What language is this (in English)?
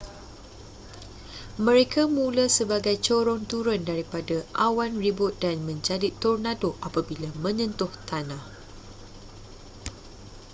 Malay